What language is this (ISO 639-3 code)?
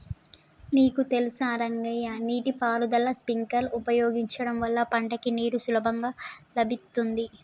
tel